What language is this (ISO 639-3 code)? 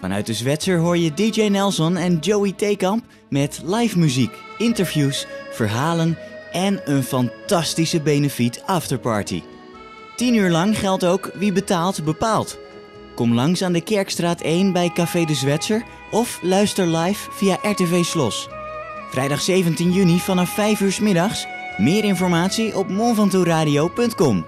nld